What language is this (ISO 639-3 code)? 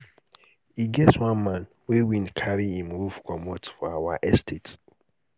pcm